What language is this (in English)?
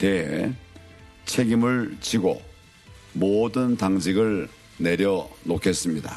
Korean